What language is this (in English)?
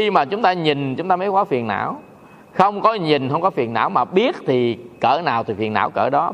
Vietnamese